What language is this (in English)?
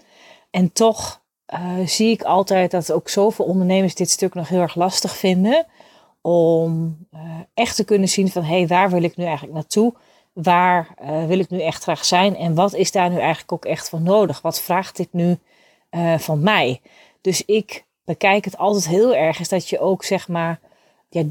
Dutch